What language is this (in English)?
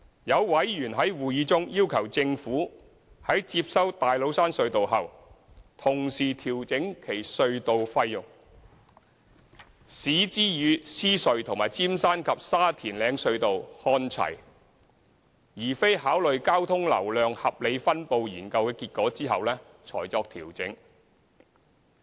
Cantonese